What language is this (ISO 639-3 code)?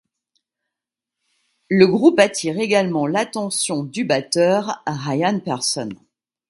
fra